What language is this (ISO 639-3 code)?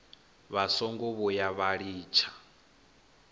ven